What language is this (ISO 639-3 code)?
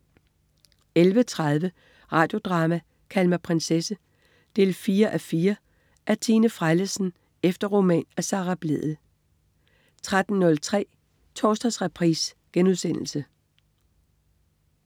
dan